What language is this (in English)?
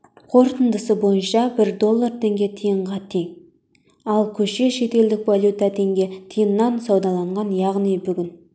Kazakh